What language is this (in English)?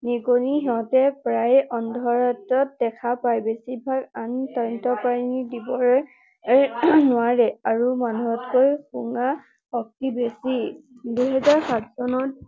Assamese